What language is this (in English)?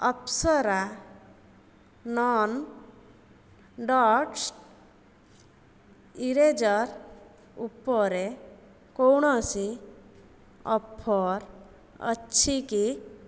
Odia